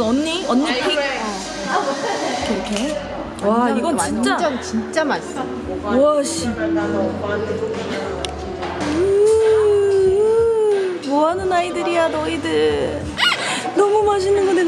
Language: Korean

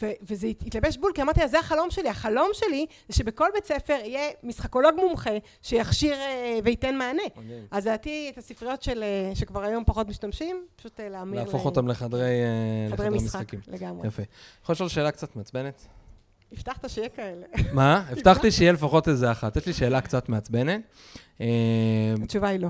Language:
Hebrew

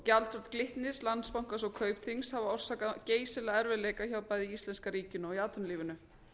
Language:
Icelandic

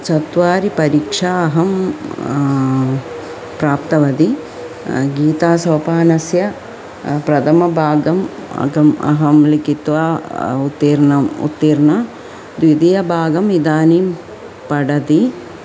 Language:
Sanskrit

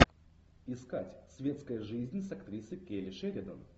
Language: Russian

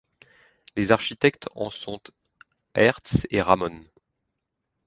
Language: French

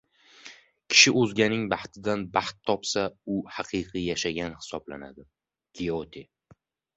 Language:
Uzbek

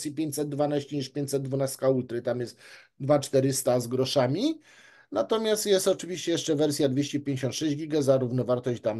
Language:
Polish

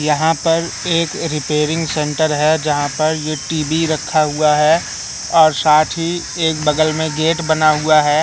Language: Hindi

